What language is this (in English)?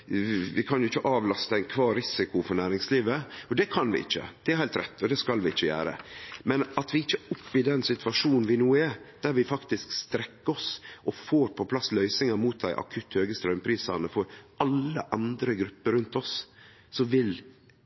Norwegian Nynorsk